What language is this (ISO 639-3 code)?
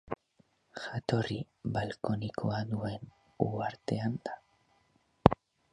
eus